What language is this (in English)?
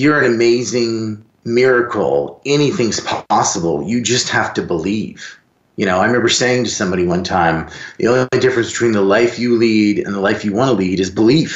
English